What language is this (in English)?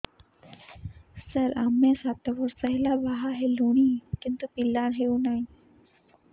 Odia